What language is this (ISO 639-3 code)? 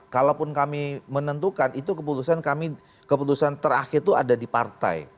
ind